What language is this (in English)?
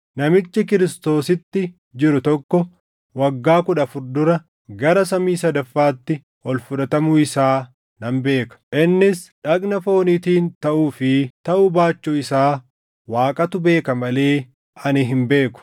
Oromo